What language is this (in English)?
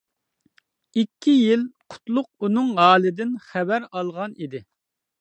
Uyghur